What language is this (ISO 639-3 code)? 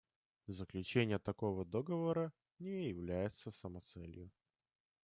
rus